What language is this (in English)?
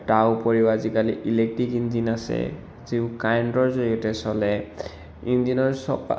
Assamese